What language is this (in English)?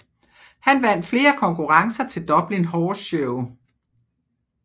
Danish